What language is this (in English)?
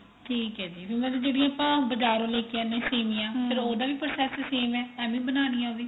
Punjabi